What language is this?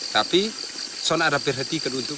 Indonesian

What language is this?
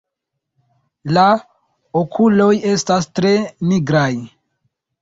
Esperanto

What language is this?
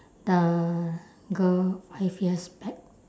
English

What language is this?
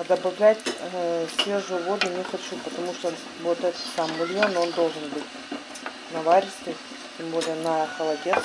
Russian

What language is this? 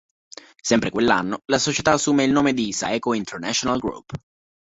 Italian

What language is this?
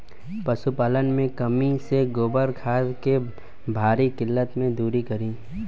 Bhojpuri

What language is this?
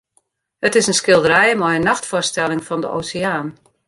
Western Frisian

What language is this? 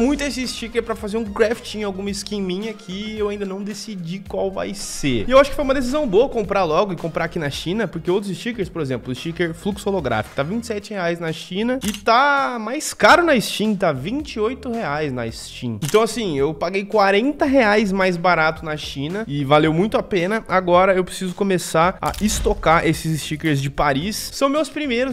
Portuguese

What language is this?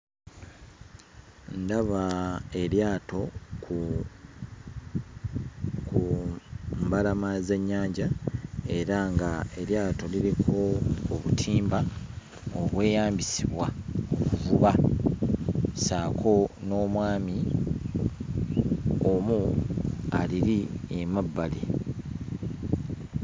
Ganda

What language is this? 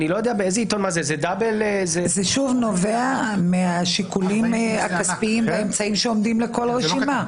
Hebrew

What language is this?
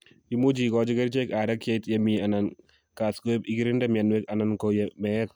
Kalenjin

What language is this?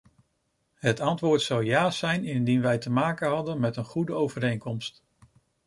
Dutch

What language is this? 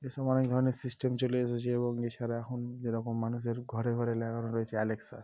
Bangla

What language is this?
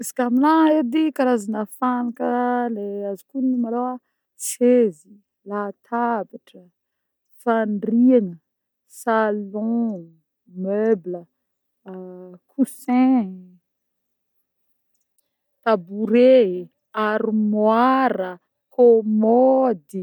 Northern Betsimisaraka Malagasy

